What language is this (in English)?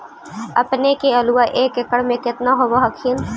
Magahi